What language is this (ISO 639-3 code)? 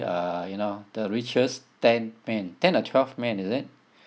eng